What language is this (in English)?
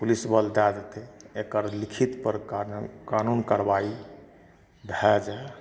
Maithili